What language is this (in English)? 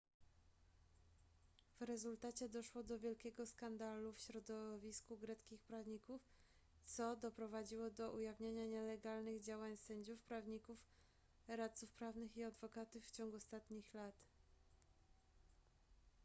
Polish